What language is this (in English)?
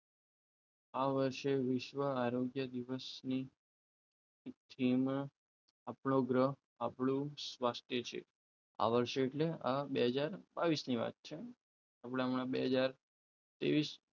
Gujarati